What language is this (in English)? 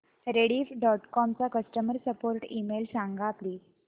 Marathi